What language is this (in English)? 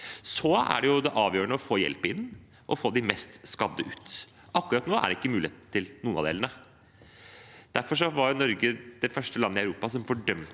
Norwegian